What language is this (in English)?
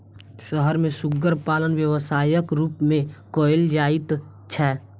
Maithili